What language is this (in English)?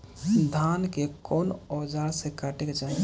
Bhojpuri